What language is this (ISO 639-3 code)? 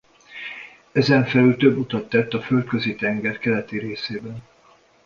hun